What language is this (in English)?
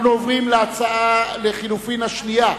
Hebrew